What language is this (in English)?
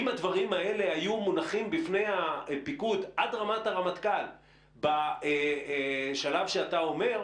Hebrew